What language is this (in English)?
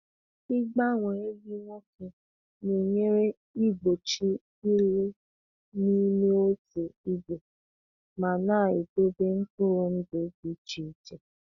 Igbo